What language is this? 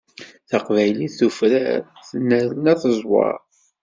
Kabyle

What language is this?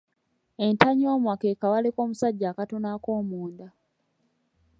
Ganda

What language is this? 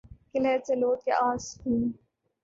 Urdu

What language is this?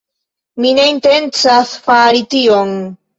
Esperanto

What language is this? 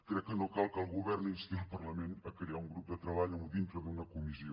Catalan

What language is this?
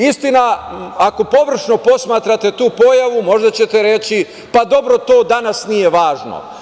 Serbian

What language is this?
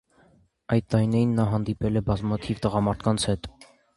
Armenian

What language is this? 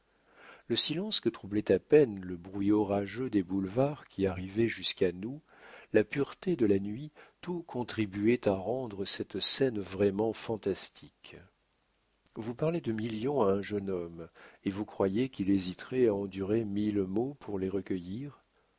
French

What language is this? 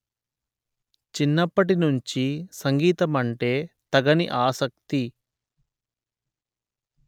Telugu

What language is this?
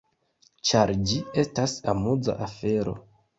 Esperanto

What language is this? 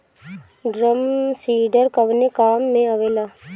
Bhojpuri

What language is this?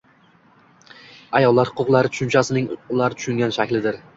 Uzbek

